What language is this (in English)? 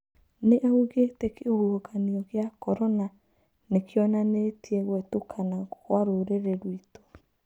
Kikuyu